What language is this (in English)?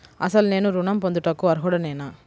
Telugu